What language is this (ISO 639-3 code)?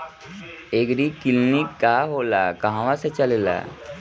bho